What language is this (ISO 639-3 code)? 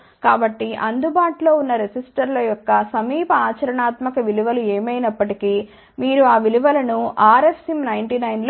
tel